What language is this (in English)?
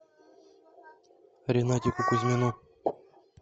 Russian